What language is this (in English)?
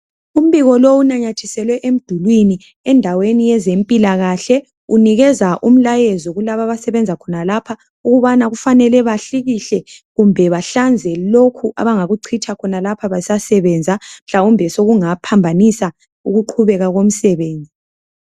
North Ndebele